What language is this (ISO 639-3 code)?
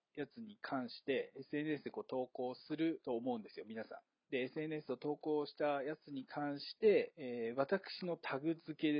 jpn